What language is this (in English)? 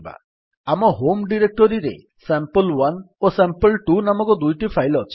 Odia